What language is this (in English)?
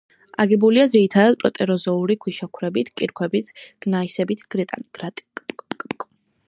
Georgian